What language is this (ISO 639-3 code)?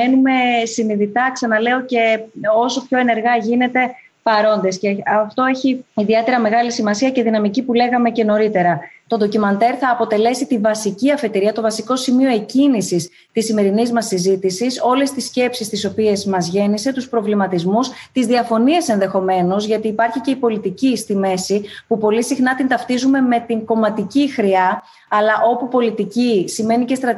ell